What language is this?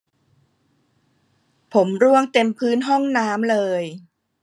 Thai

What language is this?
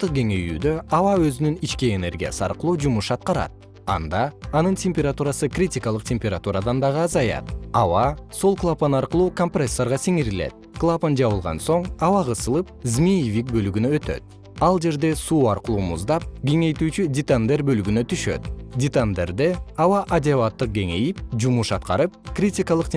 Kyrgyz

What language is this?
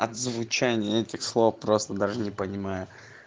Russian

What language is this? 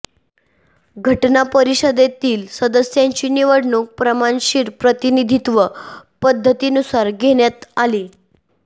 Marathi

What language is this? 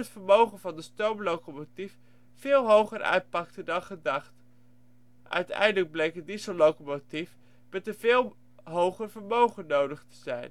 Dutch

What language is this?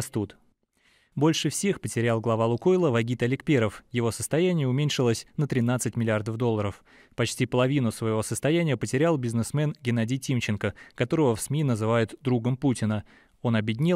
Russian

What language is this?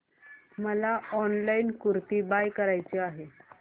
Marathi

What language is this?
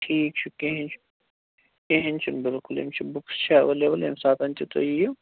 Kashmiri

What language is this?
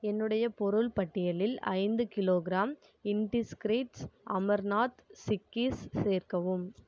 Tamil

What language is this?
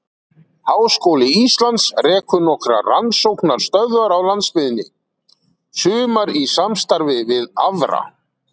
Icelandic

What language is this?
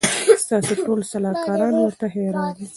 Pashto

